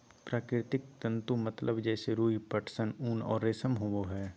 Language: Magahi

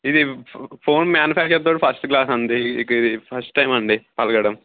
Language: Telugu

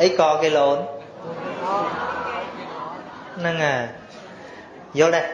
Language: Vietnamese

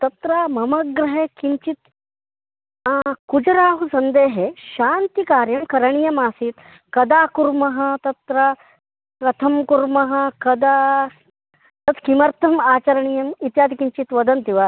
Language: Sanskrit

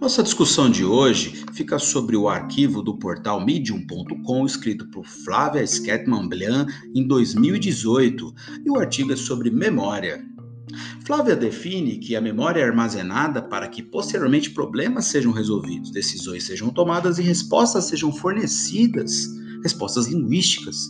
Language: Portuguese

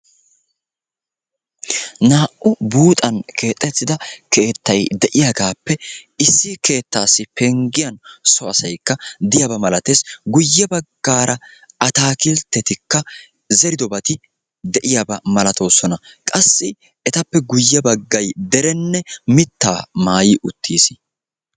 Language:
Wolaytta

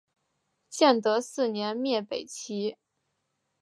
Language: Chinese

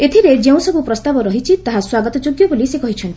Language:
Odia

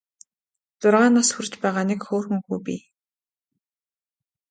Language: Mongolian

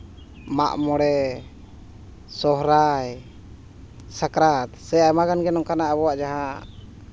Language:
Santali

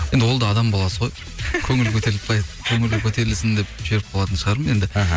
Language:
Kazakh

